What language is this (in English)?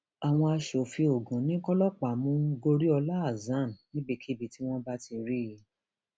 Yoruba